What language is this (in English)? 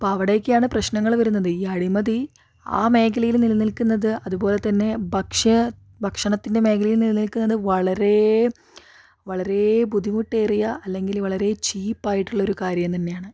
Malayalam